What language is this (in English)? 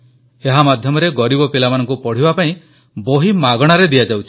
Odia